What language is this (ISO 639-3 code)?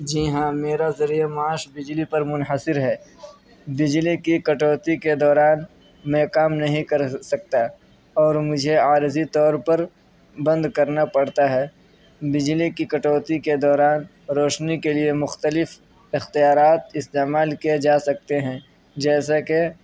urd